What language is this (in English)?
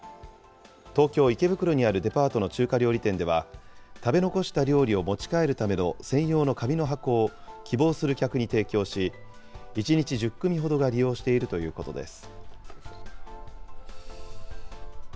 Japanese